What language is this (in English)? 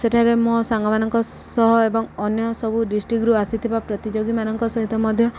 Odia